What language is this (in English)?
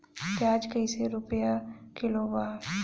Bhojpuri